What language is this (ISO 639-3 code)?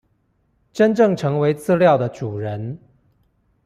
zho